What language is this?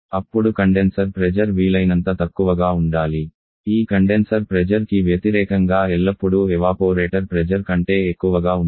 Telugu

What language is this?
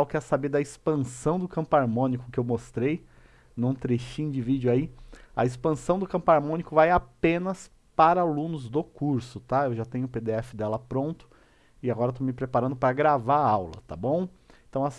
Portuguese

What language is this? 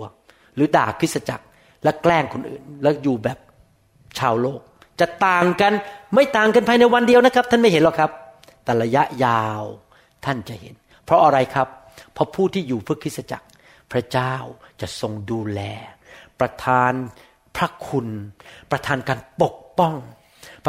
Thai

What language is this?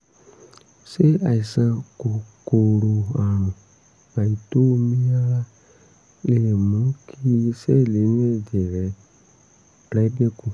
Yoruba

